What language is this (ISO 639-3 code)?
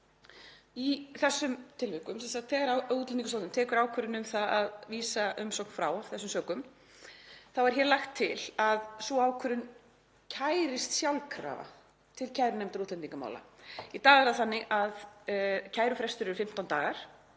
isl